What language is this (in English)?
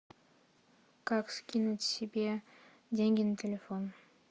Russian